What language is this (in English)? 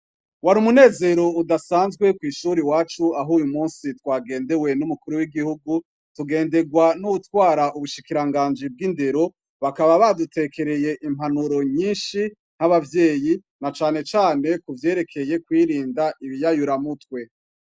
Rundi